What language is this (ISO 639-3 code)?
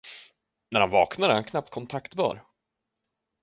swe